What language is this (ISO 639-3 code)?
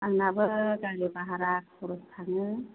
brx